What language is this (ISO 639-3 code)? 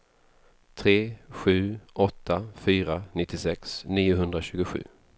swe